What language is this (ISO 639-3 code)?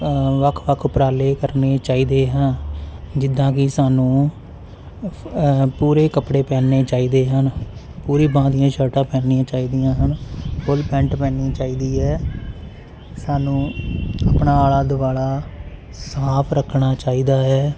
pan